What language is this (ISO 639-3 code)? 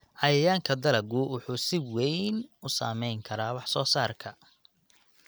som